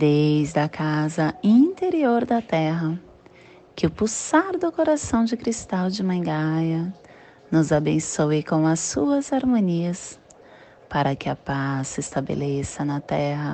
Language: Portuguese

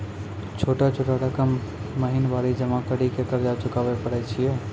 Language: Maithili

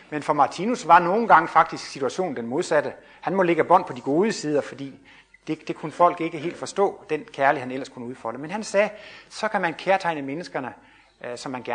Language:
Danish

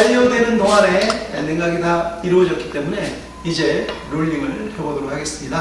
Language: Korean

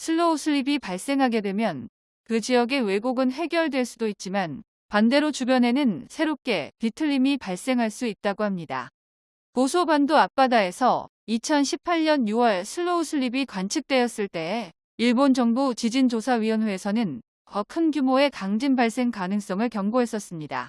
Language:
Korean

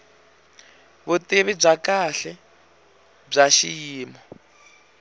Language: Tsonga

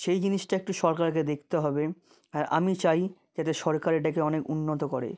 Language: Bangla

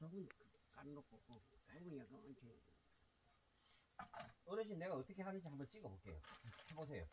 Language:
Korean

